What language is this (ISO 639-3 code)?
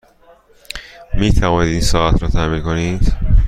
fas